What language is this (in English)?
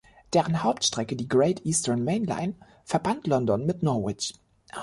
German